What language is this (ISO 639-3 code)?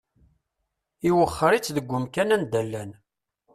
kab